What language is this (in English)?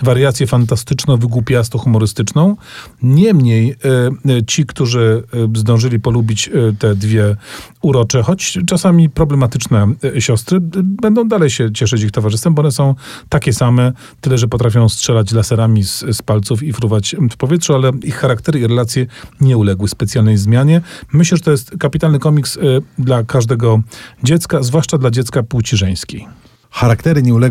Polish